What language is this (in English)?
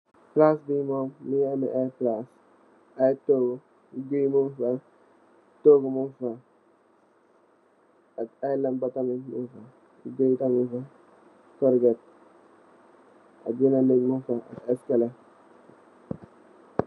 Wolof